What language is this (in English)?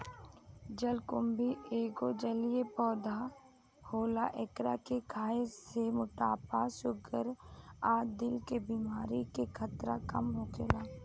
Bhojpuri